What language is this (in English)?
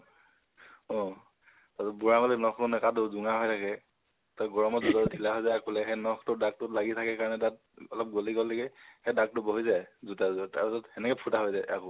Assamese